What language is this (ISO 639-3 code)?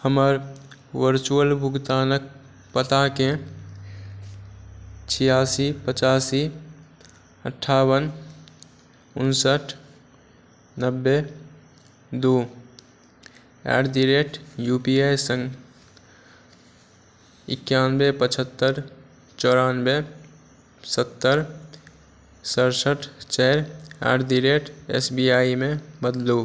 mai